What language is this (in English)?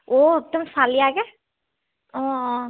Assamese